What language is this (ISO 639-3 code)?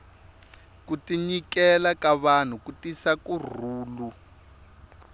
tso